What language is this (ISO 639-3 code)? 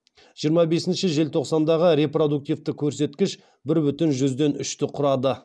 kaz